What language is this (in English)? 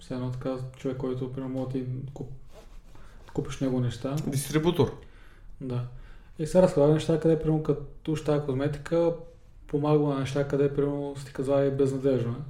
Bulgarian